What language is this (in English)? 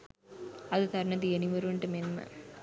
Sinhala